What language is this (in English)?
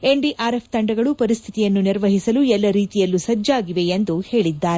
Kannada